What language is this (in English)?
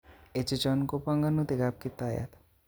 Kalenjin